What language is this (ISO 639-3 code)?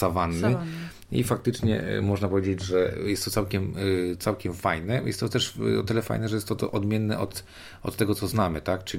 pol